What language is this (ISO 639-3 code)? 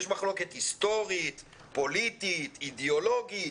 heb